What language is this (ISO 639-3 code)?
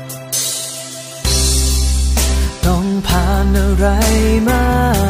tha